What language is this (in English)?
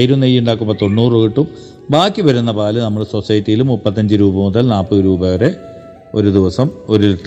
Malayalam